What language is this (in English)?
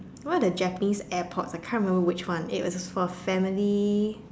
English